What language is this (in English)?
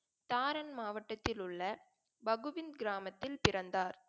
Tamil